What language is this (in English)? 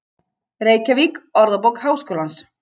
Icelandic